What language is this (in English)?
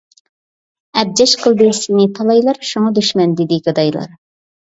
Uyghur